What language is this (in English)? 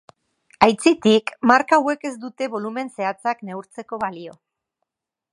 Basque